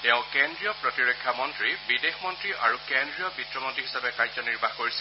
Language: Assamese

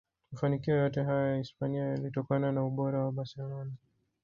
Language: Swahili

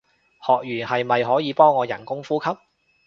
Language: Cantonese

